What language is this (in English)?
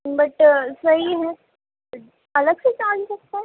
Urdu